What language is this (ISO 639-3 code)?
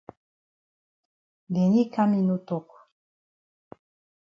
wes